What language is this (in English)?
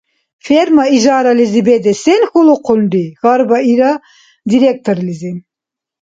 Dargwa